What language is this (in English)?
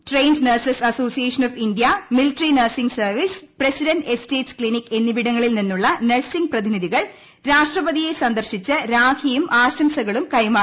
Malayalam